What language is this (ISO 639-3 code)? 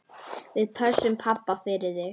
isl